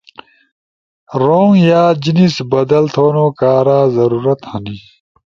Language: Ushojo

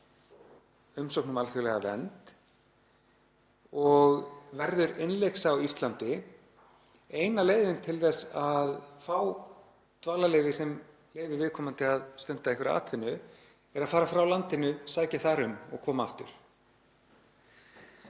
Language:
Icelandic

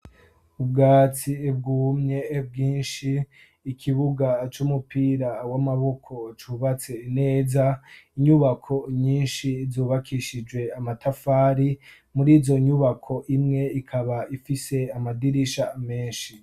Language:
Rundi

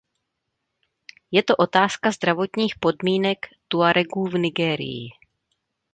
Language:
Czech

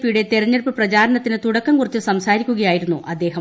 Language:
Malayalam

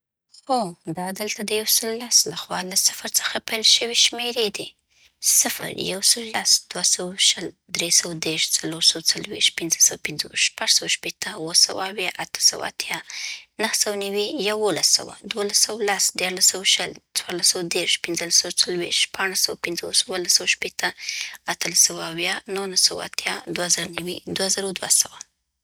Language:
Southern Pashto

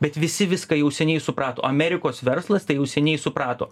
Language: Lithuanian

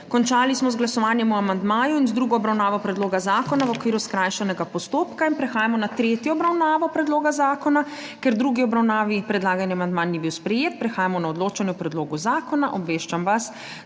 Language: Slovenian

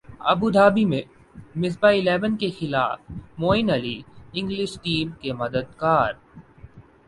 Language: Urdu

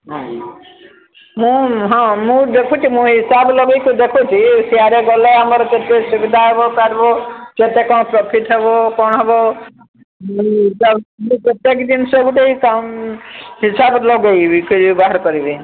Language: Odia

